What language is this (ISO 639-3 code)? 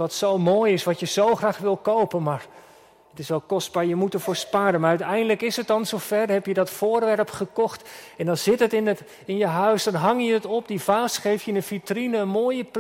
nld